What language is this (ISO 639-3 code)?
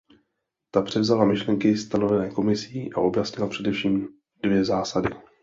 ces